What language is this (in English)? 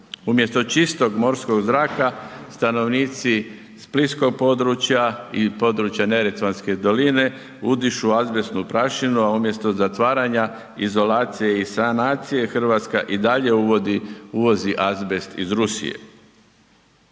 Croatian